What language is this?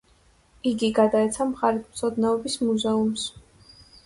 Georgian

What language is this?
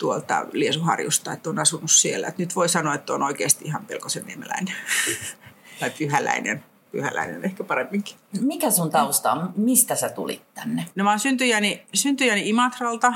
Finnish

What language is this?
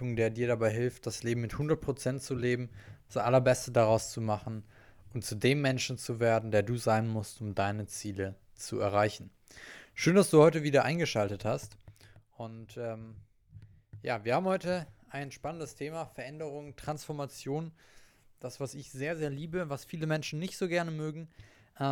German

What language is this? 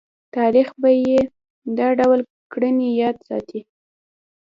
Pashto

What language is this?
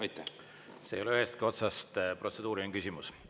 Estonian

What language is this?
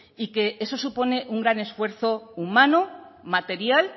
Spanish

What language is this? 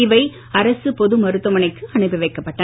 Tamil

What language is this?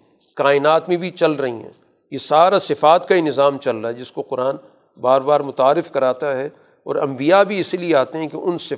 Urdu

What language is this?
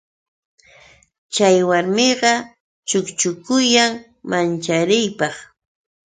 Yauyos Quechua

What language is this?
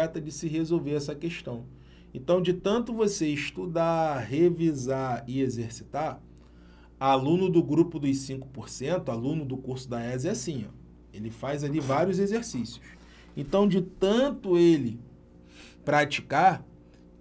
Portuguese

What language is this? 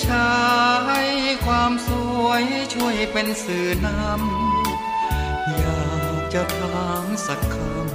Thai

